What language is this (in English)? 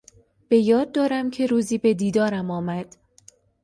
Persian